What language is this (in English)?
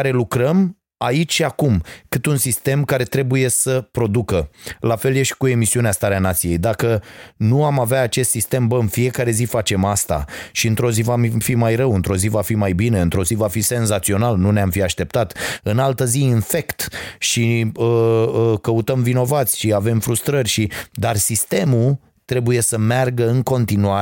Romanian